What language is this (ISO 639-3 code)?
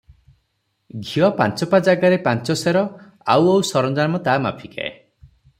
ori